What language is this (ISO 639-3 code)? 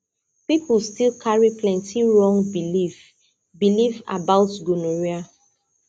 pcm